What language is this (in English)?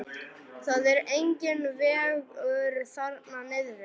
Icelandic